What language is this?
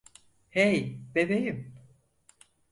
Turkish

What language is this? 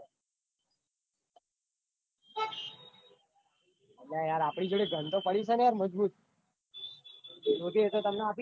Gujarati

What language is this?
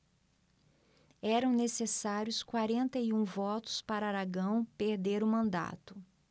Portuguese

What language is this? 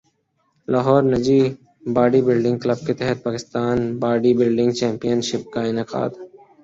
Urdu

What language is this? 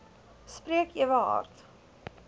Afrikaans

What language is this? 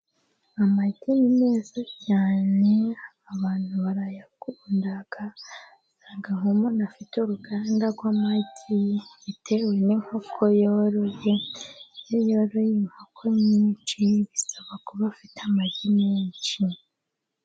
Kinyarwanda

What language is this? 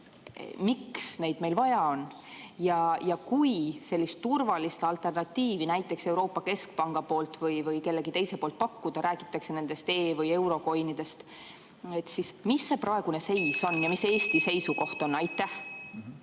Estonian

